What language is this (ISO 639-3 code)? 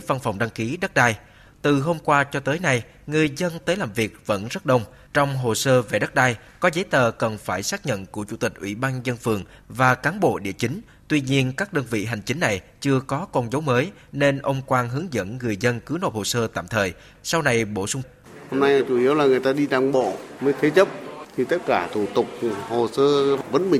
vie